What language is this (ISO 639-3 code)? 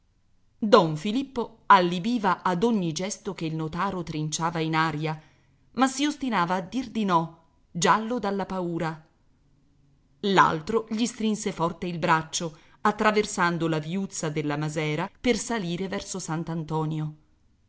ita